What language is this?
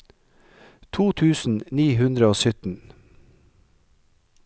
Norwegian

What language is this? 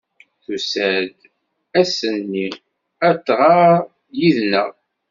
Kabyle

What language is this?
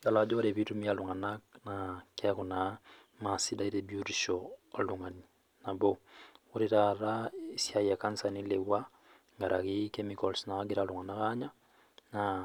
Masai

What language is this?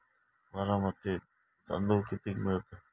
Marathi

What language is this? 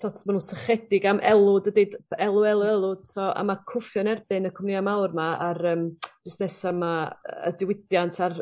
Welsh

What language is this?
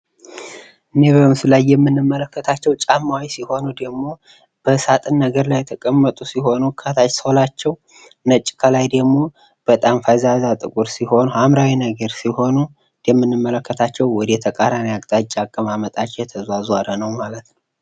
Amharic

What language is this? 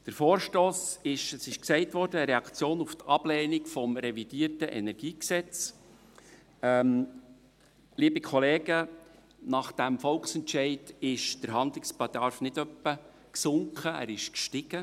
Swiss German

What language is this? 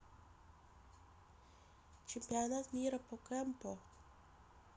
Russian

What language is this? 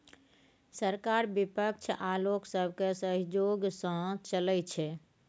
Maithili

